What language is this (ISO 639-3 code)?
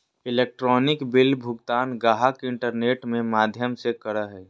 mag